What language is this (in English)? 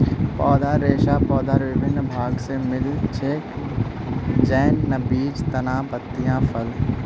Magahi